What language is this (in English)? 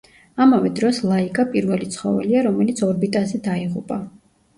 Georgian